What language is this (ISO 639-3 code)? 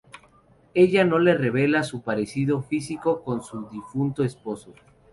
spa